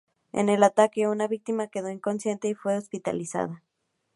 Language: Spanish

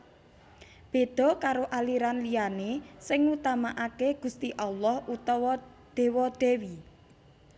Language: Javanese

